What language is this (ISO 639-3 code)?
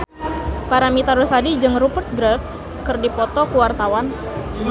sun